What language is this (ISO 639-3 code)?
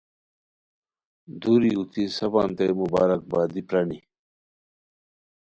khw